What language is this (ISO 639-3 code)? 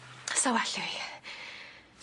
cym